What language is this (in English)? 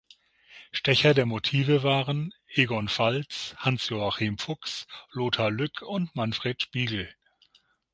German